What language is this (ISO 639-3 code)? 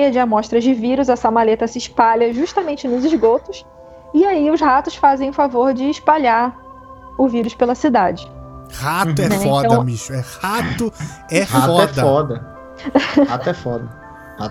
por